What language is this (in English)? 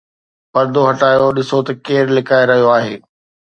Sindhi